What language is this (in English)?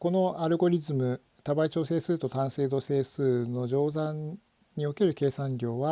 Japanese